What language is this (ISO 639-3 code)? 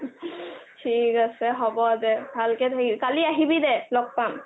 asm